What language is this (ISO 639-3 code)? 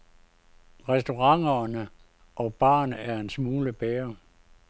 dan